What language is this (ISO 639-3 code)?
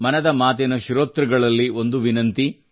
kan